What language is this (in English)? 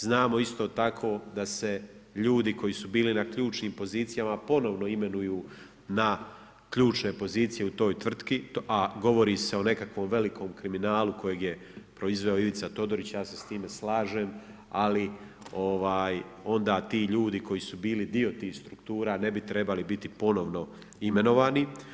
Croatian